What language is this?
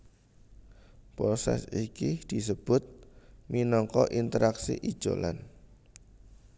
Javanese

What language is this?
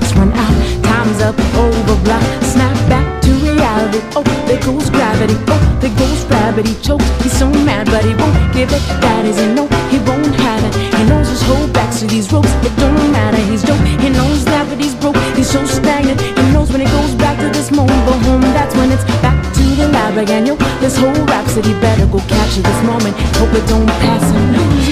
Ukrainian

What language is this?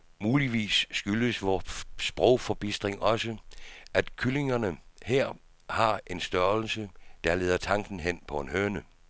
Danish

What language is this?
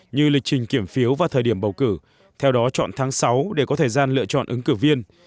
Vietnamese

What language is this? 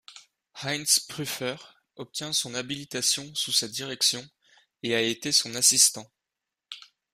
French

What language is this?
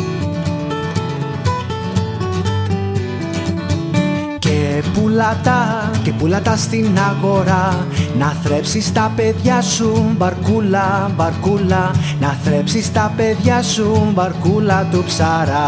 Greek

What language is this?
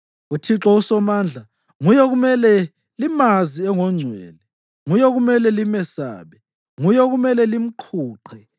North Ndebele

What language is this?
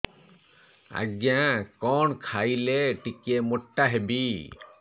Odia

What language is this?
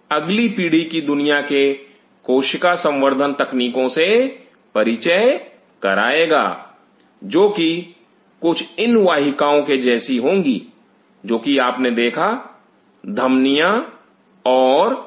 Hindi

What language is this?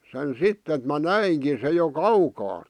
Finnish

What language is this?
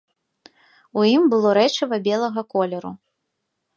Belarusian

